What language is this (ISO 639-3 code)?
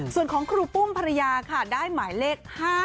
tha